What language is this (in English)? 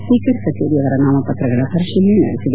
Kannada